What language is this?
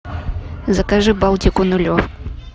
Russian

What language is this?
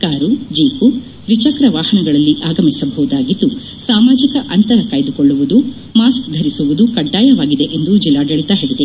Kannada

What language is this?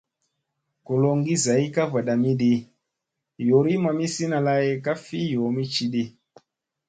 Musey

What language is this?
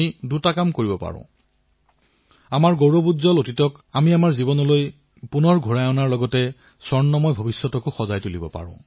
Assamese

